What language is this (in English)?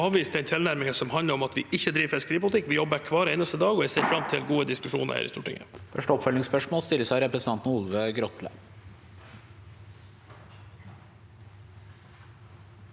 Norwegian